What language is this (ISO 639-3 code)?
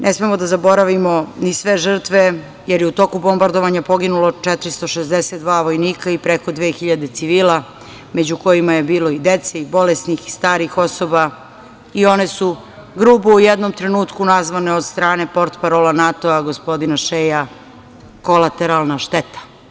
srp